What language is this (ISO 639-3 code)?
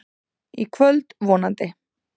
isl